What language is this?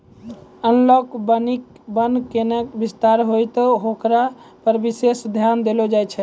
Maithili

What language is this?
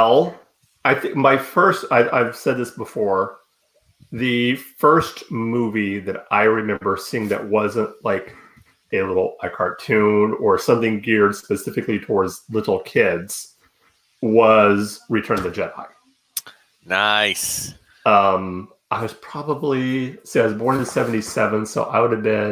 English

